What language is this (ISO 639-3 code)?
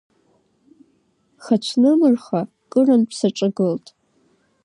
abk